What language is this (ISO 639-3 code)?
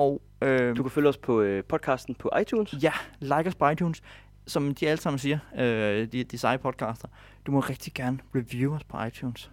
dan